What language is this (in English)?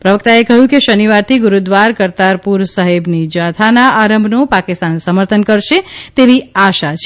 Gujarati